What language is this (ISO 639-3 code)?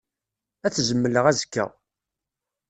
kab